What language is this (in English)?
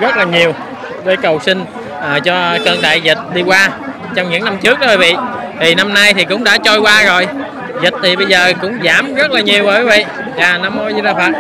Vietnamese